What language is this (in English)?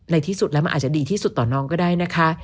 Thai